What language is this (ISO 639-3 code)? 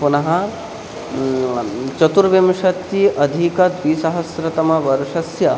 san